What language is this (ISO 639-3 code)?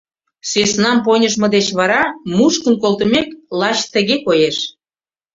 chm